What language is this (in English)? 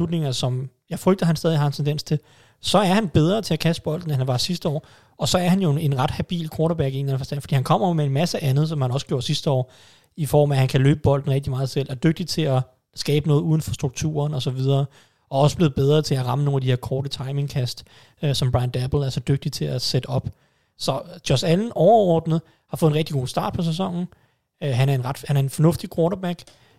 Danish